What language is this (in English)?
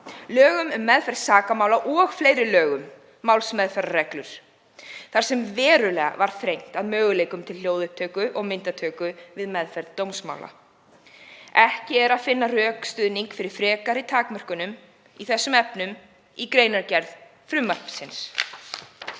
Icelandic